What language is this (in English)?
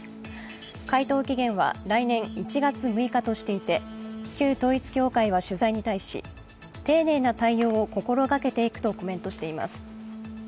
Japanese